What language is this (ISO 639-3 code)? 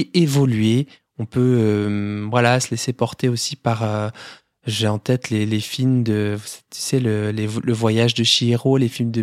fra